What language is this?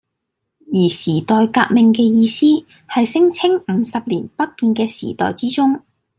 Cantonese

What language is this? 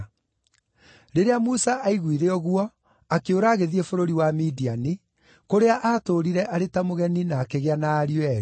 Kikuyu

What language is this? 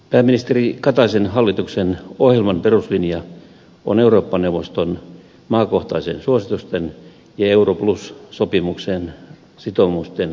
Finnish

